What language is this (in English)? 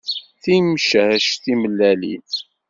Kabyle